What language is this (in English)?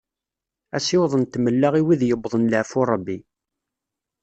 Kabyle